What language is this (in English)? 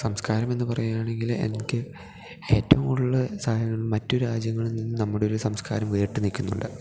Malayalam